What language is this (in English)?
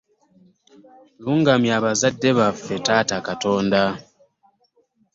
Ganda